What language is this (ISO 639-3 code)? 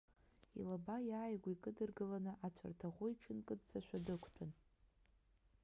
abk